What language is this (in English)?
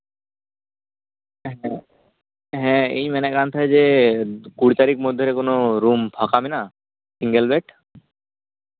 Santali